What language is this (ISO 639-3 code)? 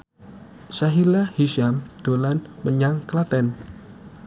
jav